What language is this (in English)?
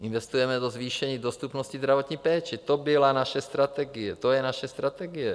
Czech